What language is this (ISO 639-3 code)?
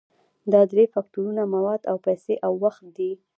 pus